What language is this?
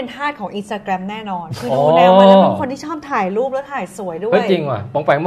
Thai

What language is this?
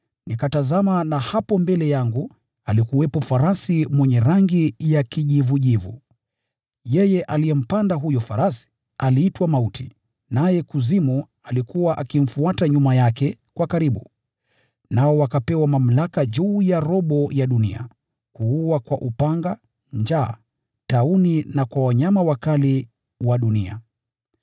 Swahili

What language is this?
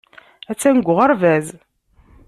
Kabyle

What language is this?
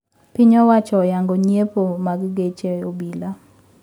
Luo (Kenya and Tanzania)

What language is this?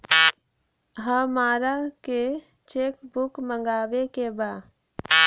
Bhojpuri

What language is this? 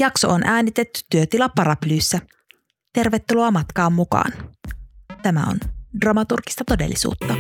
Finnish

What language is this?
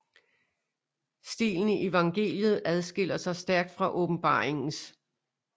Danish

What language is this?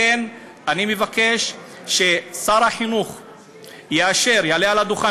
Hebrew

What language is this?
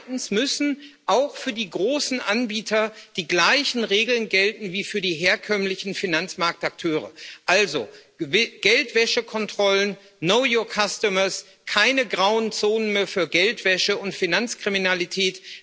German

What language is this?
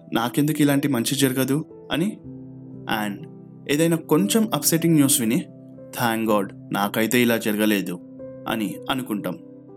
Telugu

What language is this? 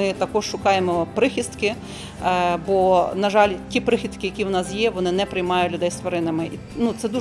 Ukrainian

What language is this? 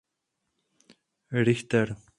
Czech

